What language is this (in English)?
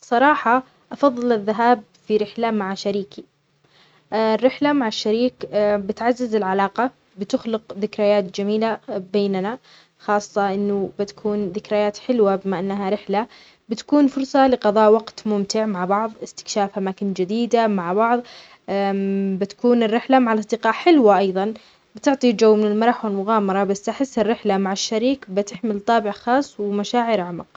Omani Arabic